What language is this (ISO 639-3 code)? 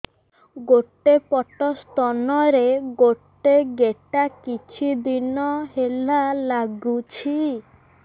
ori